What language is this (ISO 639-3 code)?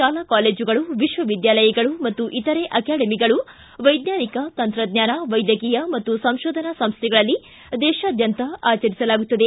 kan